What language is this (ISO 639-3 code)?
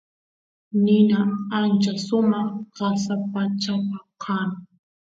qus